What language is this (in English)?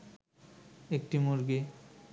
Bangla